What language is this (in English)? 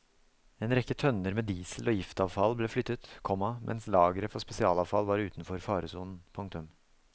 Norwegian